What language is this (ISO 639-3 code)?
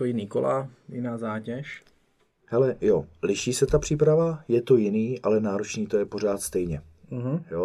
ces